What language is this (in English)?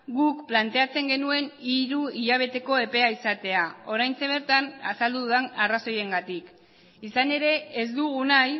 Basque